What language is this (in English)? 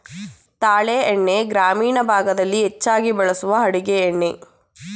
Kannada